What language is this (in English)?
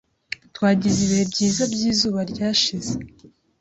Kinyarwanda